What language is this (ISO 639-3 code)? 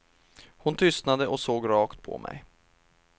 swe